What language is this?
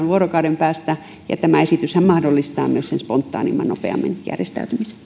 Finnish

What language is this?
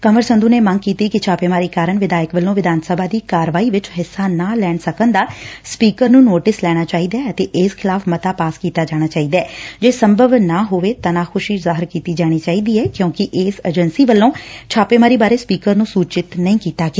Punjabi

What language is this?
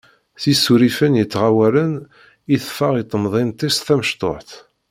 Kabyle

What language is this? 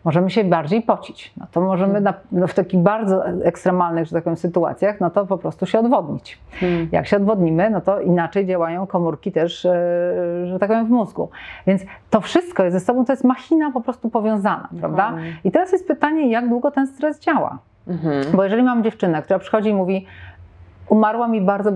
Polish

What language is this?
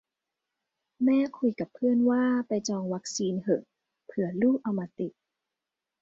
Thai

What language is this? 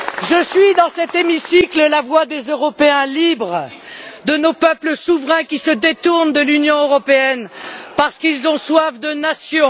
French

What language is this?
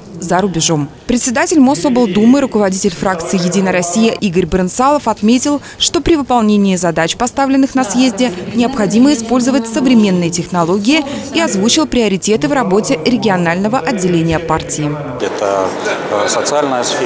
Russian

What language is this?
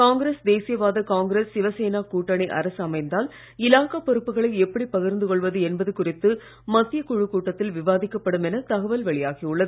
Tamil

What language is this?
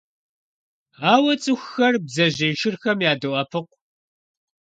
Kabardian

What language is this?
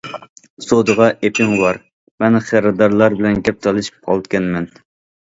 Uyghur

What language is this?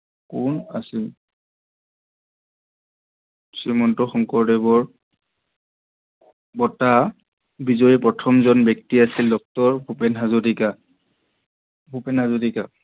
Assamese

